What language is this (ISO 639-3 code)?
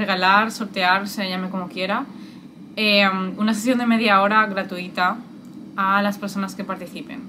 spa